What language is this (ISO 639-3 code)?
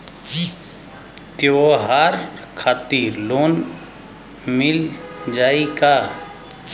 bho